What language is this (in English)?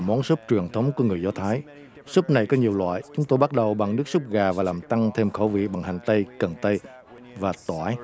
Vietnamese